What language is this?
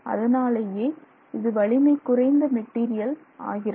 Tamil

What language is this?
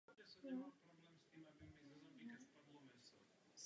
Czech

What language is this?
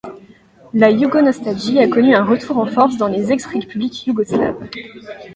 French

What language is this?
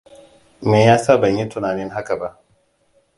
Hausa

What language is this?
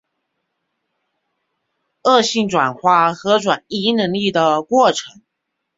Chinese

